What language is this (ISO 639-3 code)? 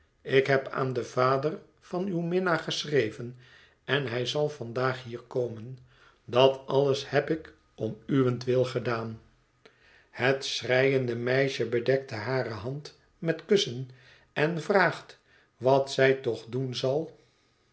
nld